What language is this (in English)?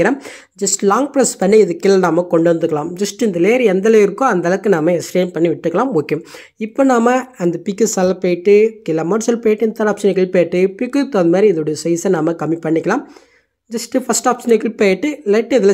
Tamil